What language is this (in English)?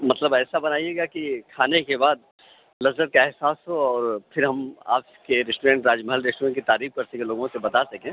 Urdu